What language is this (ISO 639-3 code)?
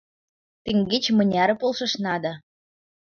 chm